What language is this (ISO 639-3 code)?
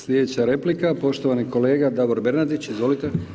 hrv